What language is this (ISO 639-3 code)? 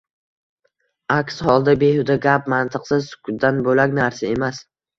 uzb